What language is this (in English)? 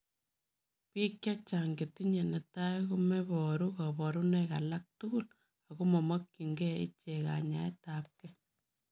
Kalenjin